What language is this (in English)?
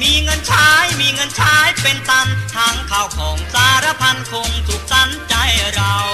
Thai